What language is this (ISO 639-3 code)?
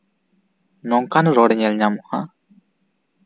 sat